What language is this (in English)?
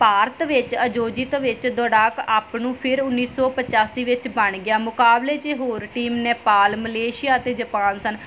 Punjabi